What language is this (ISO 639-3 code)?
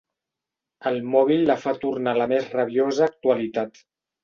cat